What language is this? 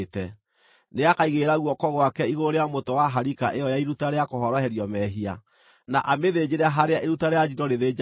Kikuyu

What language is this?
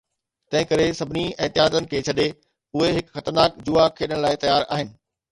Sindhi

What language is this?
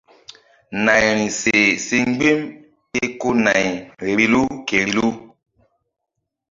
Mbum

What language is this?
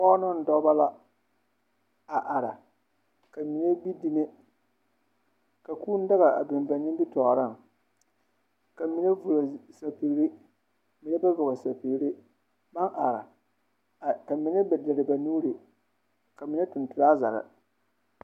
Southern Dagaare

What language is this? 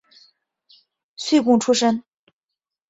Chinese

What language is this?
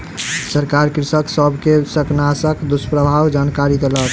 Maithili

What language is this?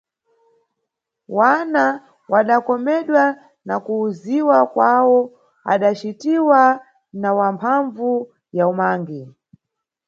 Nyungwe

